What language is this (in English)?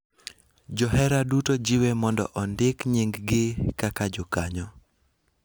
Luo (Kenya and Tanzania)